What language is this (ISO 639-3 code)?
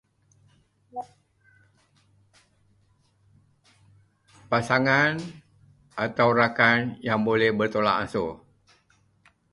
msa